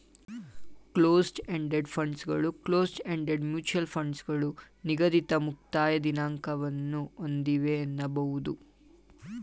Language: Kannada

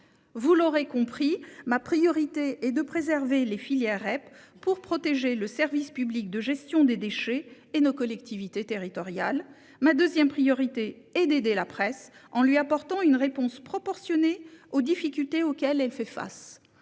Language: French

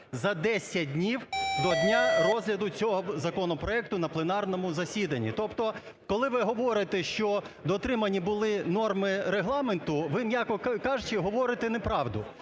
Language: Ukrainian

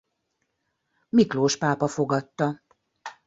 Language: Hungarian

